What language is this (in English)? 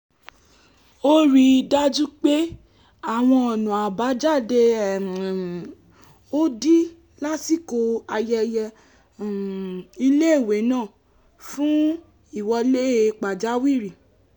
Yoruba